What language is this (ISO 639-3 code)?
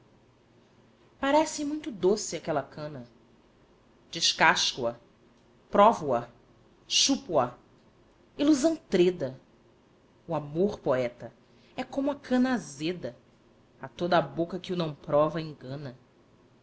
por